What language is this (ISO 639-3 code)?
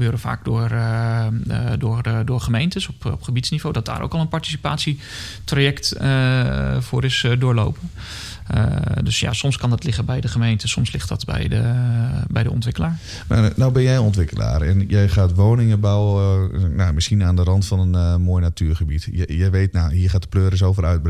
nld